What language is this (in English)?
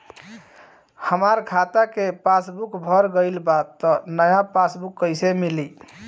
Bhojpuri